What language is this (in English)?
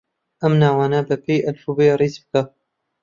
Central Kurdish